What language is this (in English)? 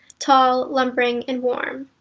English